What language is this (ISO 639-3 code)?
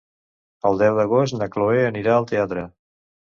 cat